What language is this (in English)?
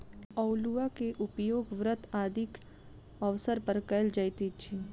Maithili